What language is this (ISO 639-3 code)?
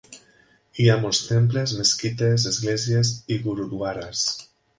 cat